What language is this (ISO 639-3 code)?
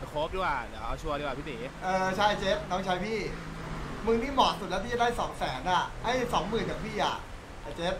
tha